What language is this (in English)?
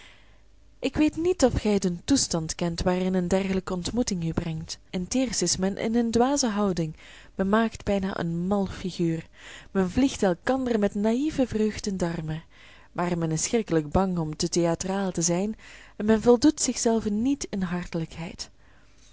Dutch